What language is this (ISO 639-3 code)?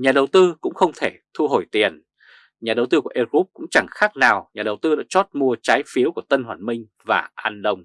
vie